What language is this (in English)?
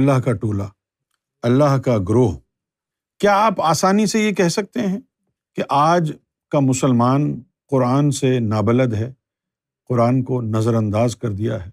Urdu